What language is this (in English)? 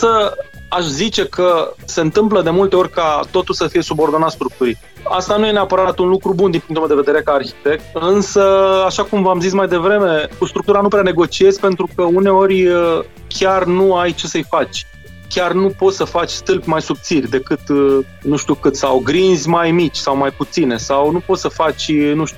Romanian